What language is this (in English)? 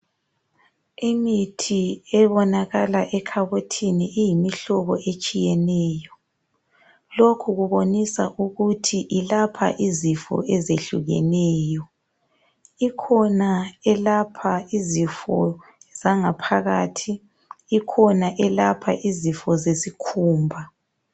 North Ndebele